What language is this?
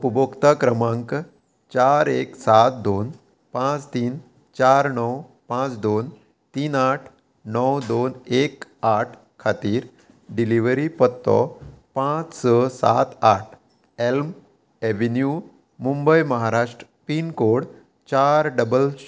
Konkani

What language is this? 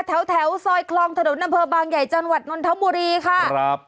Thai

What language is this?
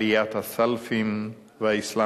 Hebrew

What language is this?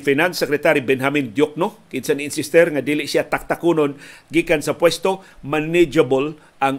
Filipino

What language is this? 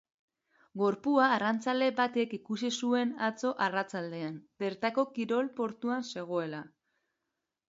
Basque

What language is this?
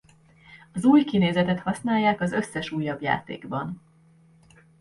Hungarian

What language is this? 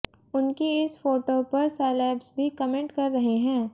Hindi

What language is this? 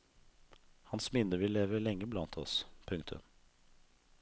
Norwegian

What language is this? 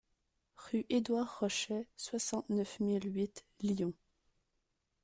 French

